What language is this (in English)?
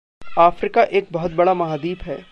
Hindi